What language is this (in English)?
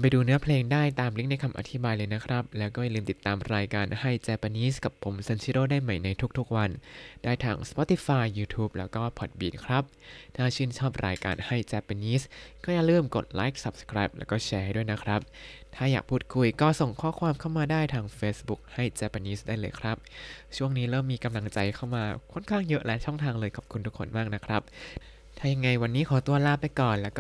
Thai